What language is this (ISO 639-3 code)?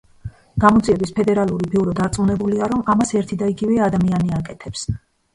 kat